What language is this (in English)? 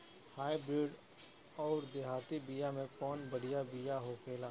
Bhojpuri